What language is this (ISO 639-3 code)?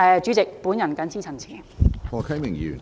yue